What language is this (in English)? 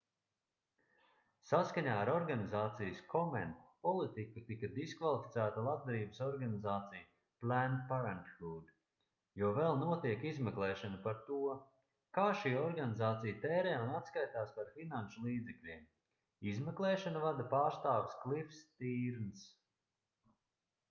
Latvian